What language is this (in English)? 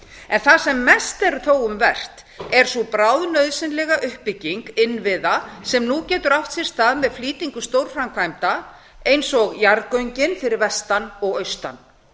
Icelandic